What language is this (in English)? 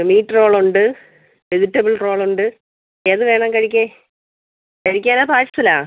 Malayalam